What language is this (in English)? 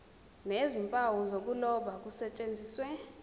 Zulu